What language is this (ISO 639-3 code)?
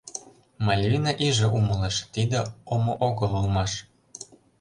chm